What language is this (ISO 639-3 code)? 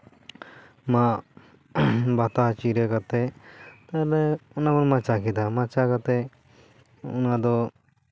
sat